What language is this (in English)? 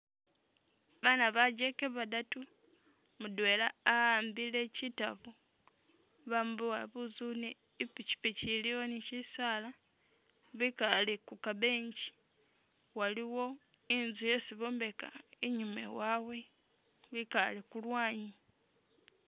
Masaaba